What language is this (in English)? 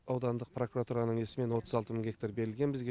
Kazakh